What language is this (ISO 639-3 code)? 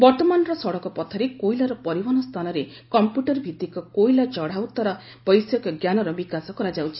ori